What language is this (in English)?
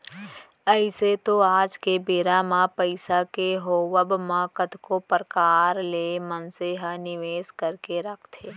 Chhattisgarhi